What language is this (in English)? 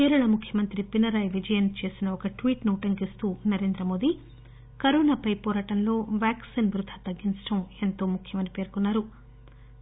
Telugu